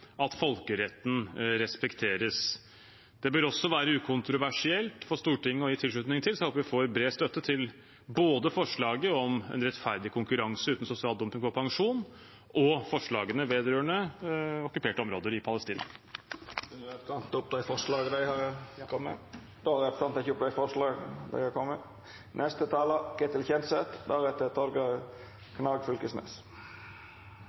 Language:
Norwegian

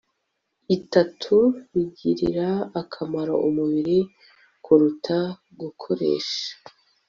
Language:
Kinyarwanda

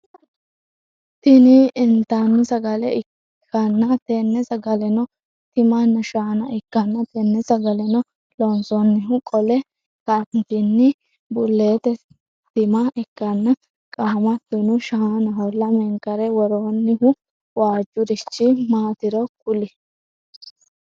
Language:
Sidamo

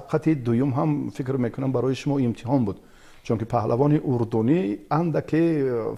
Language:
Persian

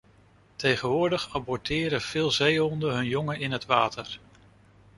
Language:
Dutch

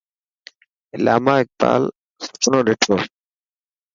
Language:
Dhatki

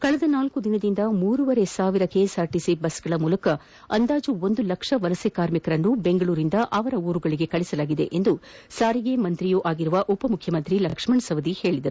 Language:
Kannada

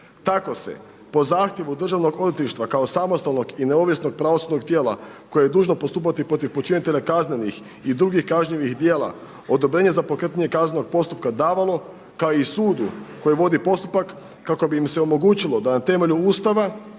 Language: Croatian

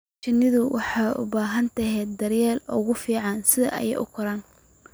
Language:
Somali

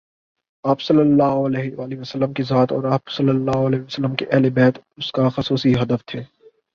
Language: Urdu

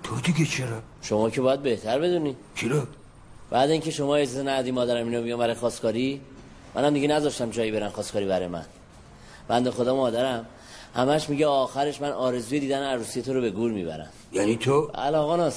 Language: Persian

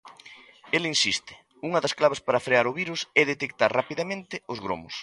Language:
Galician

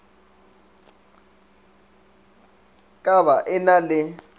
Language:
Northern Sotho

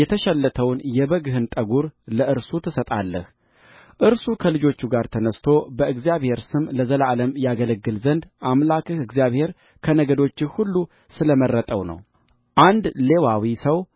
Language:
Amharic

